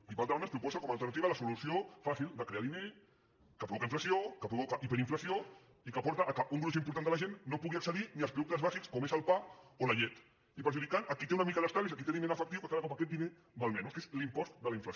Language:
Catalan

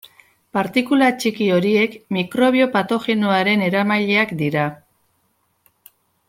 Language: Basque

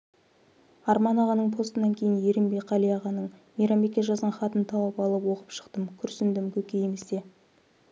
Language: Kazakh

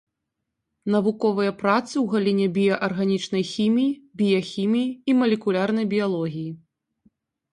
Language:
Belarusian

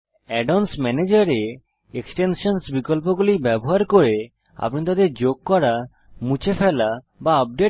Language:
Bangla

